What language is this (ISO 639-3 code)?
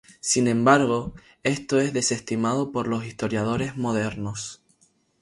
spa